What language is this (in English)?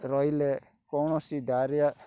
Odia